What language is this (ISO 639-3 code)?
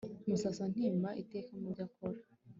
kin